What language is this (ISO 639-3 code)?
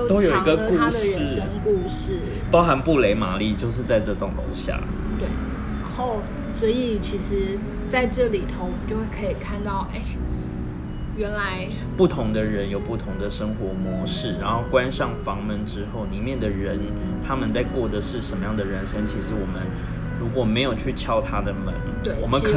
zho